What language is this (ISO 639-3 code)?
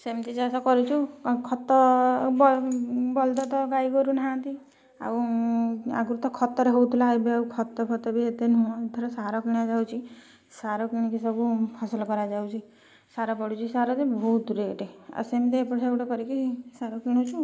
ori